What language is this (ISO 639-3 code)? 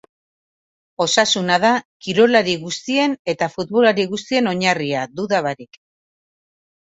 eus